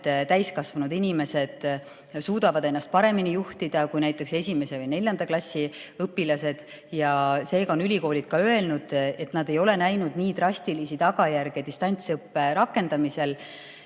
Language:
Estonian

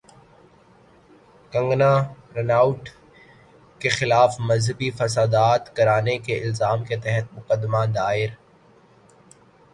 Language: Urdu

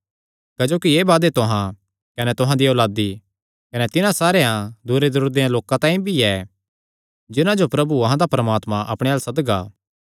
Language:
Kangri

